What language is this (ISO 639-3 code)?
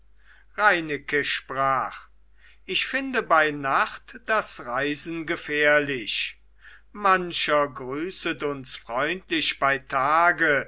deu